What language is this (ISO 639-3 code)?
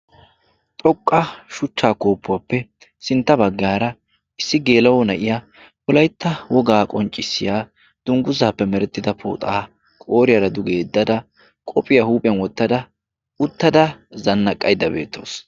wal